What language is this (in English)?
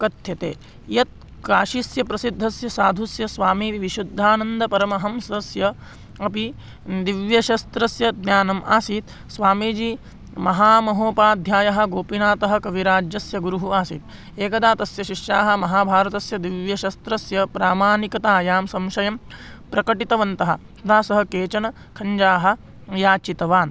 Sanskrit